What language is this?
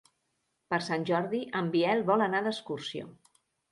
Catalan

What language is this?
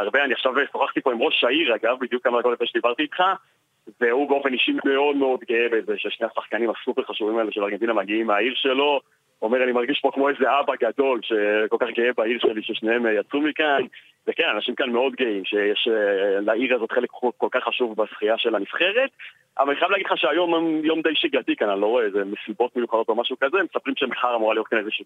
Hebrew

